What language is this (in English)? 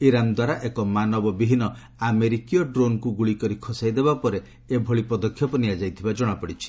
Odia